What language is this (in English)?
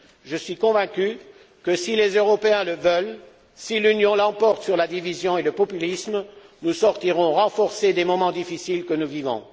French